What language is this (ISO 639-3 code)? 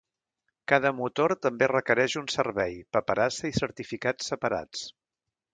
cat